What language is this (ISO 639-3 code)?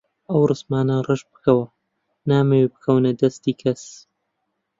ckb